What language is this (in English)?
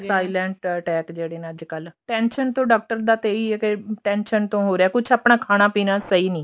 Punjabi